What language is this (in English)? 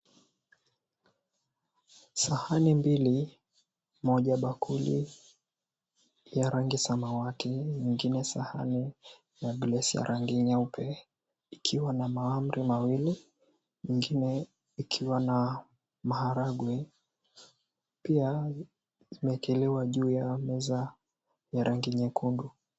Swahili